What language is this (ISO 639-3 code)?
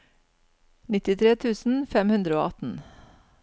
nor